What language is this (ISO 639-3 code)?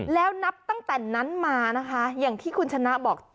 tha